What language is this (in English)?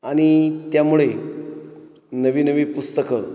Marathi